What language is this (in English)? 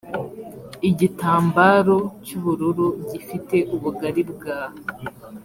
Kinyarwanda